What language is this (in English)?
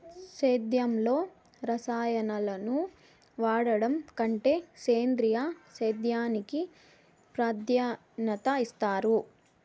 Telugu